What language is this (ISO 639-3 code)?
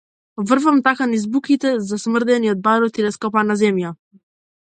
mkd